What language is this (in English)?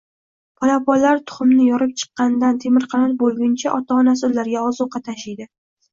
Uzbek